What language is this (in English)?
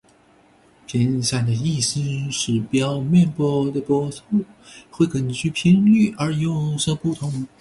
Chinese